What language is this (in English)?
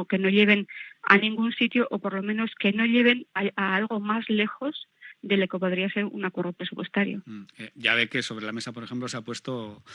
Spanish